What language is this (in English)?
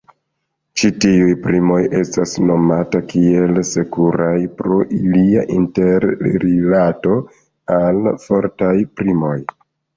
Esperanto